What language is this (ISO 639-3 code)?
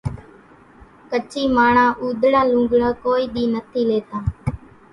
gjk